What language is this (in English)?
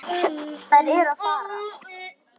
Icelandic